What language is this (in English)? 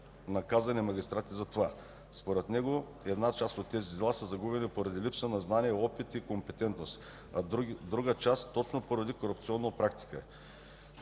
Bulgarian